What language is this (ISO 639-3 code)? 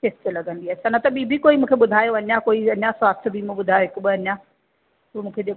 snd